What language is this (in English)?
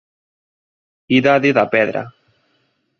Galician